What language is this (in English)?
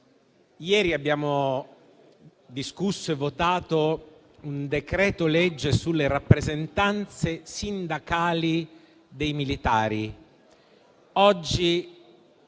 Italian